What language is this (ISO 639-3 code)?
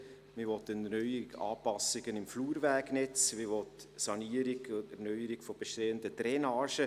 gsw